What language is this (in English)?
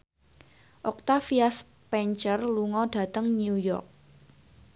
Javanese